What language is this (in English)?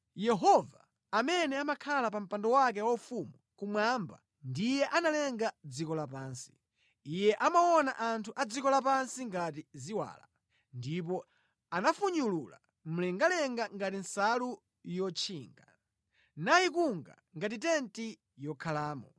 Nyanja